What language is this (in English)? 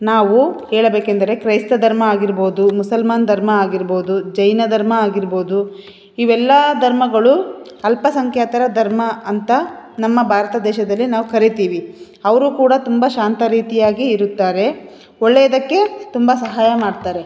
Kannada